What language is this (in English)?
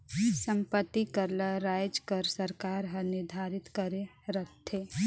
Chhattisgarhi